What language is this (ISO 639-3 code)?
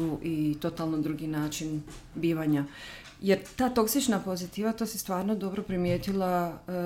hrv